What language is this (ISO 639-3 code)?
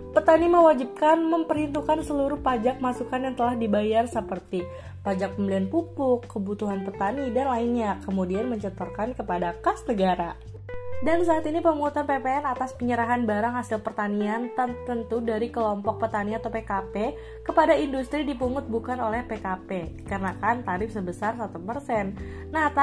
ind